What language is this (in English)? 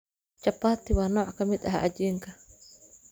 Somali